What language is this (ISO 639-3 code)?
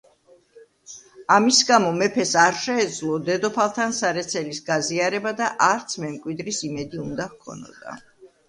kat